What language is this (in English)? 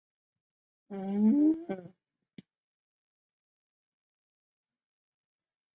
Chinese